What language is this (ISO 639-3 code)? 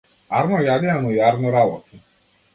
mkd